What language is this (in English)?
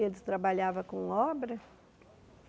Portuguese